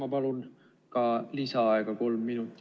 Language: Estonian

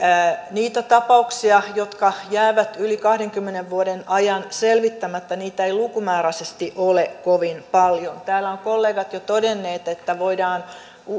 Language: Finnish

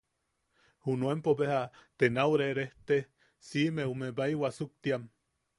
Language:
Yaqui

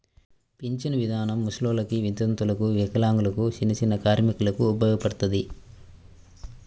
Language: Telugu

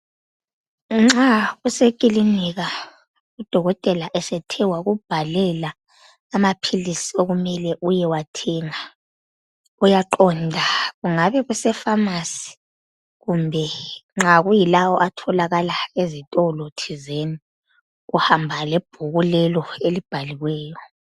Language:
North Ndebele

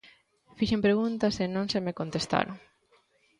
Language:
Galician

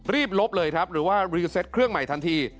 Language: Thai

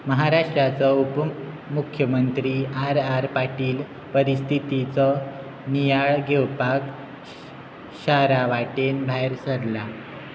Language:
Konkani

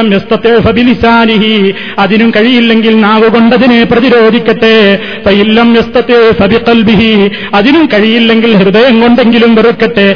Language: Malayalam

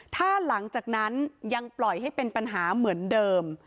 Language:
Thai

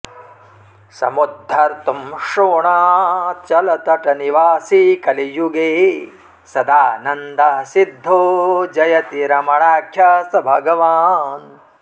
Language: Sanskrit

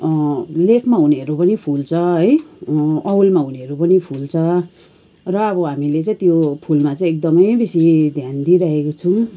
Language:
Nepali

